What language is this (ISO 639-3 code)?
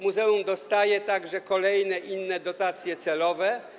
pol